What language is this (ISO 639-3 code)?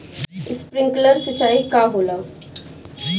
bho